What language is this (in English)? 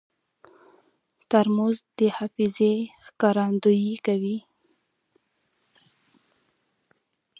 Pashto